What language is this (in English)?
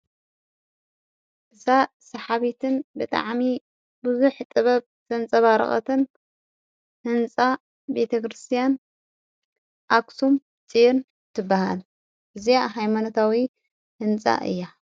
Tigrinya